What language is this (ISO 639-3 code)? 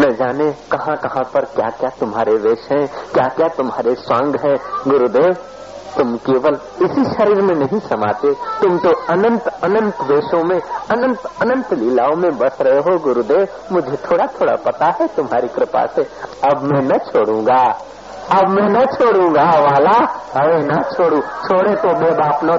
hin